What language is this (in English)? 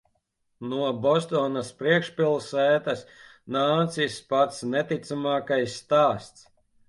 Latvian